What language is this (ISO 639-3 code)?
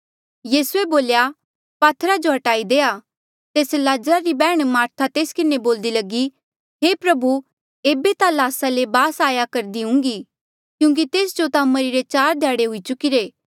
mjl